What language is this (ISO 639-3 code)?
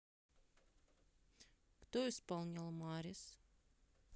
rus